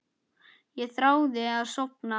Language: Icelandic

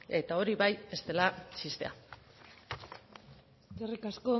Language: Basque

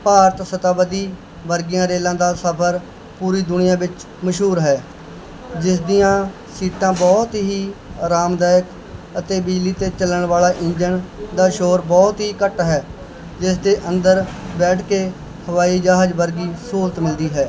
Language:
Punjabi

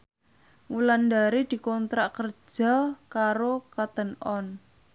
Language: Javanese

